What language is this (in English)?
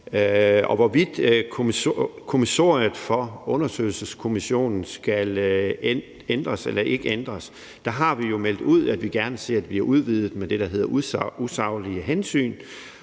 Danish